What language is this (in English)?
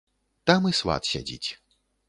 Belarusian